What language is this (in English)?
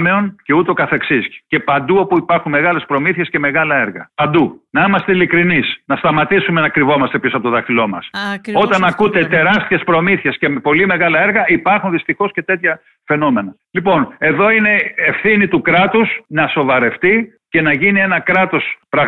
Greek